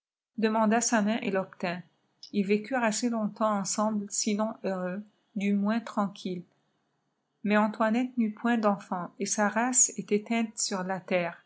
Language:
French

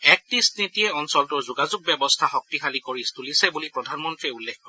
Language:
Assamese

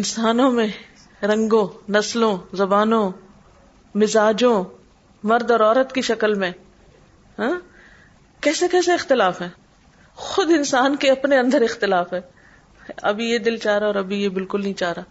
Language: Urdu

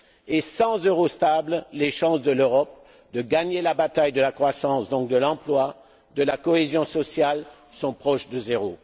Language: French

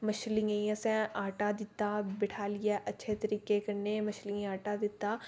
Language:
Dogri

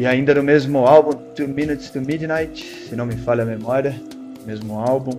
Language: Portuguese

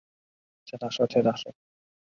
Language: Chinese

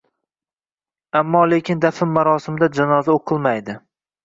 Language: Uzbek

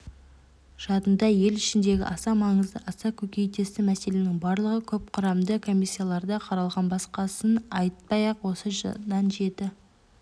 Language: Kazakh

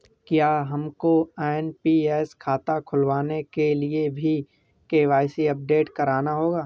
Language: Hindi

